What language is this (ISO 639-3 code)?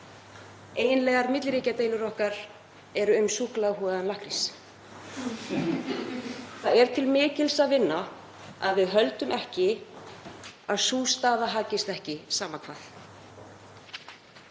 isl